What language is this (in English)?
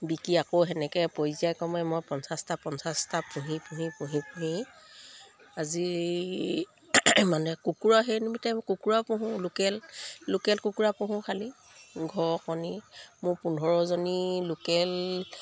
Assamese